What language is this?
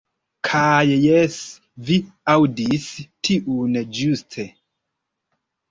Esperanto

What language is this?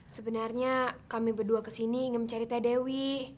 Indonesian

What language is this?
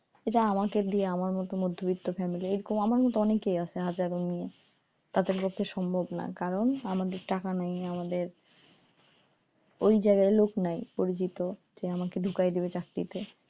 Bangla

